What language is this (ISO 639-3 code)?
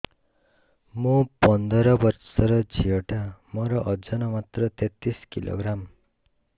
ori